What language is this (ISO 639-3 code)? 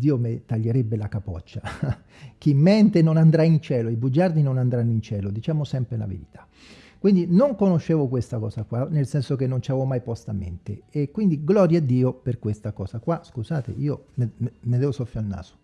ita